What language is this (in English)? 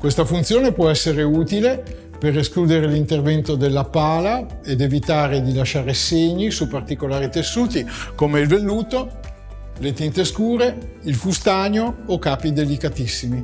Italian